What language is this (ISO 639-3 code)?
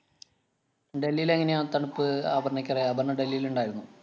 mal